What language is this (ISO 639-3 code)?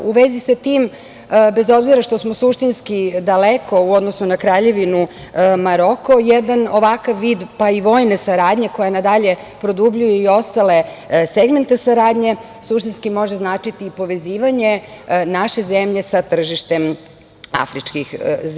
srp